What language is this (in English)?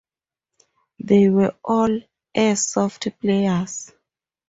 English